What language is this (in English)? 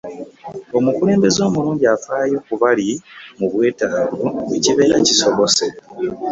Ganda